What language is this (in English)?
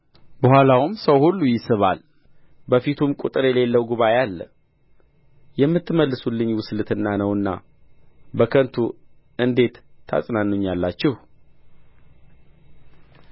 Amharic